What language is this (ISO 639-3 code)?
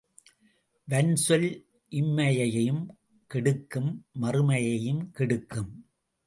tam